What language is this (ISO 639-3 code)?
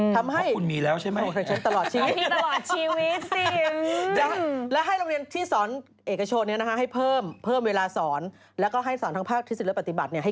tha